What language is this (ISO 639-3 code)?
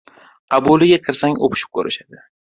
uzb